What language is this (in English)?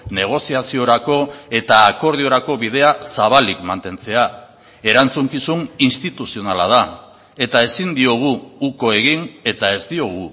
Basque